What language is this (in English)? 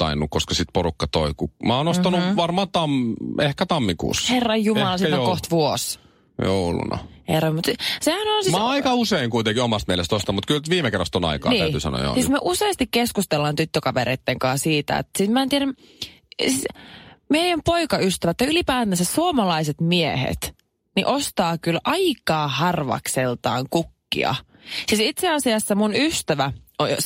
Finnish